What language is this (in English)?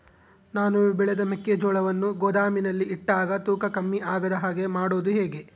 Kannada